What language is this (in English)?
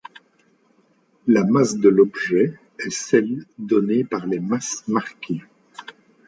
French